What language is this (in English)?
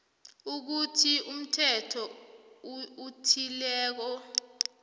South Ndebele